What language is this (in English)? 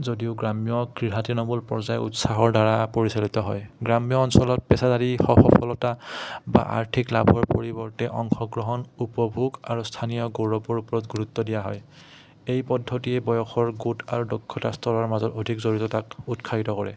Assamese